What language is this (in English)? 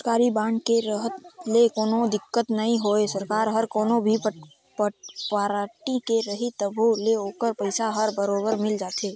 Chhattisgarhi